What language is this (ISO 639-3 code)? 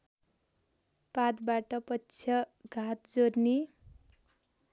nep